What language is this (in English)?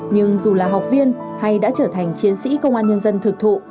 Vietnamese